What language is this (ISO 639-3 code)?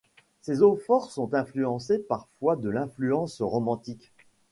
fra